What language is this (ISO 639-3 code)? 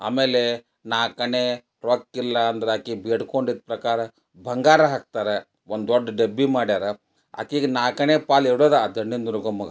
kan